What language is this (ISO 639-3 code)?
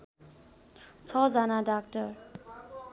nep